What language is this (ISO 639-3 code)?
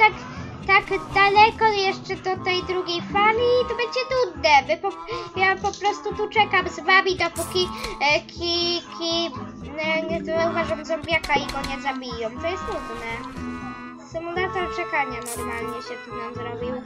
pol